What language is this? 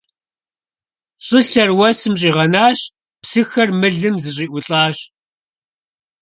Kabardian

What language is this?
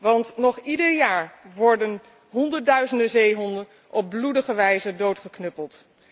Dutch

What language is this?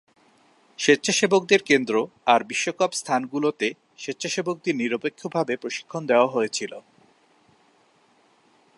Bangla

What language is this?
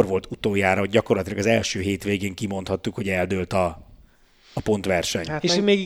Hungarian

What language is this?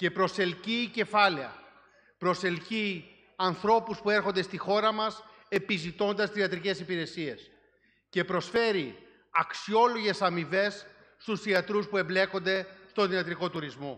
Greek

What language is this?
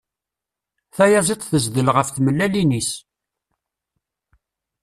Kabyle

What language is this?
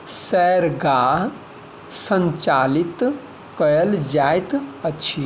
Maithili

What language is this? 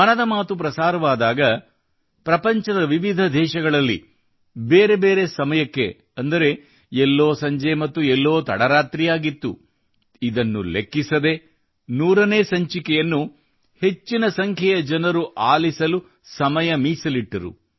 Kannada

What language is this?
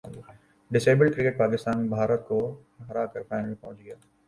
Urdu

